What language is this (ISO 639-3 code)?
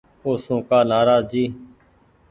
gig